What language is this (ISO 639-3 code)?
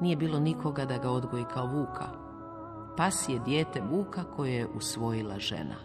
hrv